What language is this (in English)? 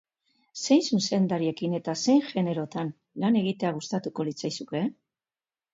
Basque